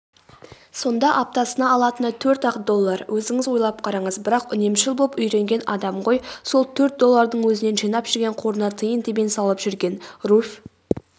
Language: Kazakh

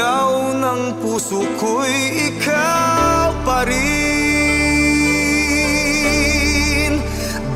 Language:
Indonesian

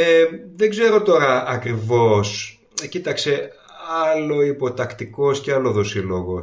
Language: Greek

